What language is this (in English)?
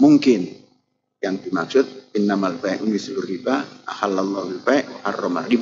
Indonesian